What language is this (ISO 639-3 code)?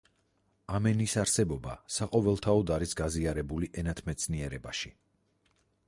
kat